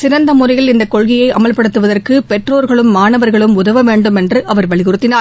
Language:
Tamil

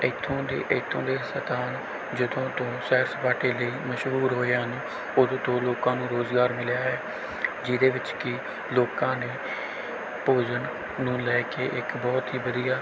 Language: Punjabi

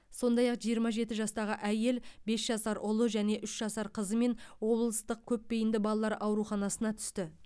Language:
Kazakh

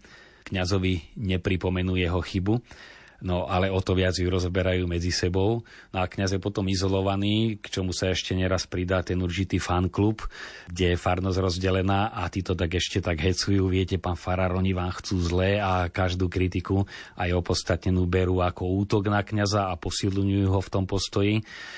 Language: Slovak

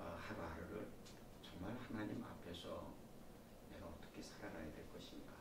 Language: Korean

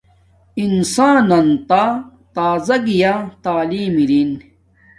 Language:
Domaaki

